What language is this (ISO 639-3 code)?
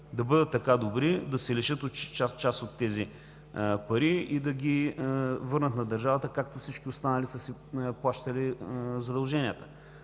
bul